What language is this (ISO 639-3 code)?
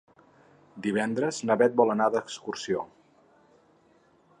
cat